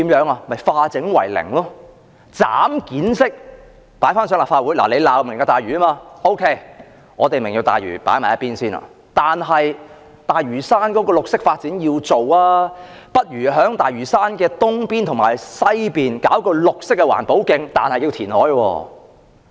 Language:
Cantonese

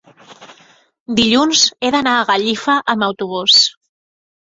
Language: Catalan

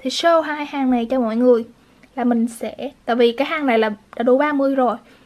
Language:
Vietnamese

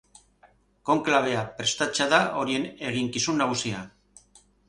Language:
Basque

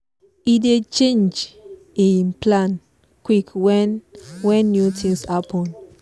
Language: Nigerian Pidgin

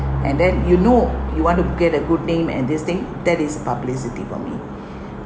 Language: English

